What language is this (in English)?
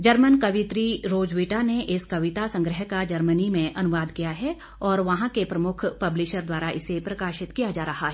Hindi